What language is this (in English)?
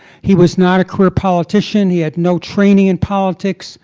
English